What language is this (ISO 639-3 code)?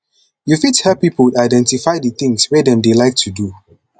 pcm